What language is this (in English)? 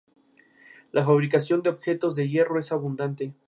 Spanish